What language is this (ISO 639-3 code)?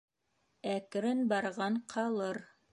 bak